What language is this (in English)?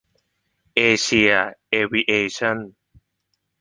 Thai